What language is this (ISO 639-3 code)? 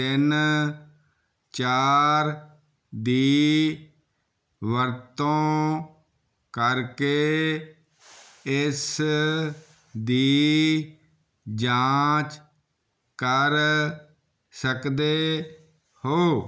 pan